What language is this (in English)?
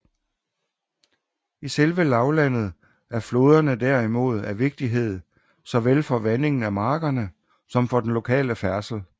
Danish